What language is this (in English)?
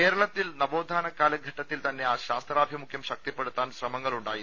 Malayalam